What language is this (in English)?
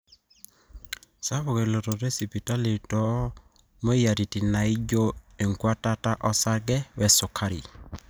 Masai